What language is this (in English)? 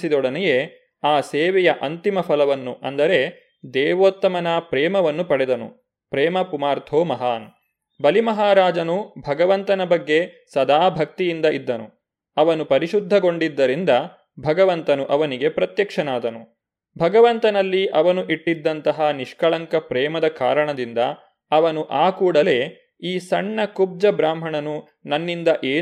Kannada